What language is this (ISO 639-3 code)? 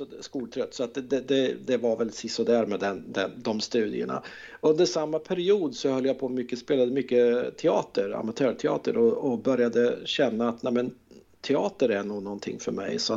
swe